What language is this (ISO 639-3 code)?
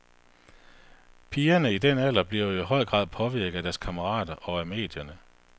dan